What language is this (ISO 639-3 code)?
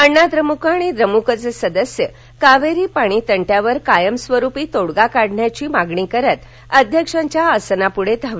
mar